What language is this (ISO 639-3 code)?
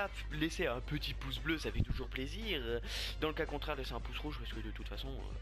fra